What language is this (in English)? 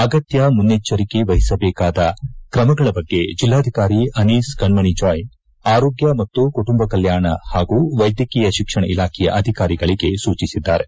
Kannada